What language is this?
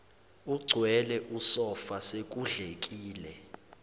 Zulu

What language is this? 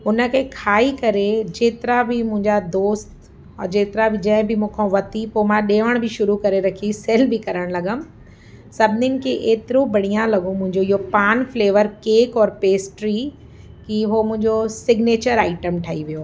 Sindhi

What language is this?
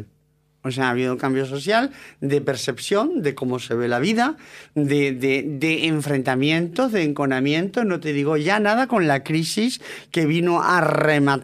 Spanish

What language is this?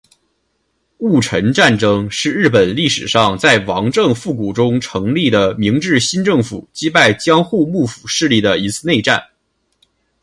Chinese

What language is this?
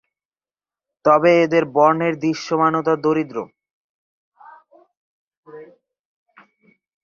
Bangla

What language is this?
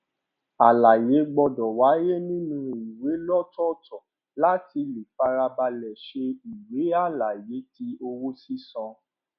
Yoruba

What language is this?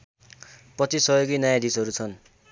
Nepali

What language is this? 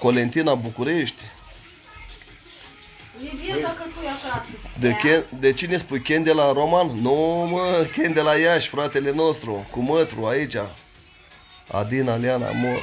Romanian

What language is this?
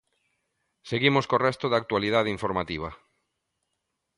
Galician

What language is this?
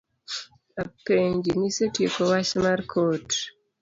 Luo (Kenya and Tanzania)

